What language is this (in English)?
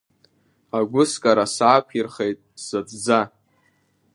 Abkhazian